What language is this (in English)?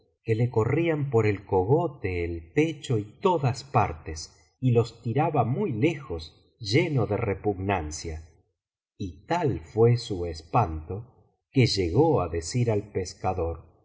Spanish